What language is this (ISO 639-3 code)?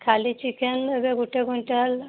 ori